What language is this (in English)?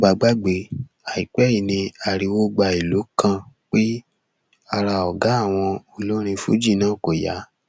Yoruba